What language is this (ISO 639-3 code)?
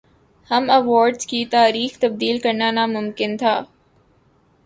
urd